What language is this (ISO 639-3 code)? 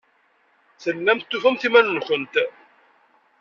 kab